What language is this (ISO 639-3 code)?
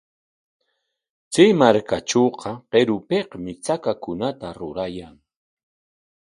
qwa